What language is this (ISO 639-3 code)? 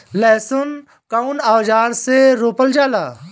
bho